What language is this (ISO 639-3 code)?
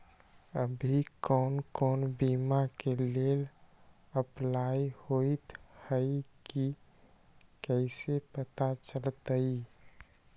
mag